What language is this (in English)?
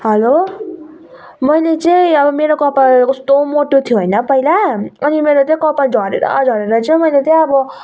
Nepali